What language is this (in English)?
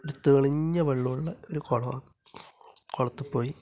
Malayalam